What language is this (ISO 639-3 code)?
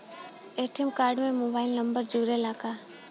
bho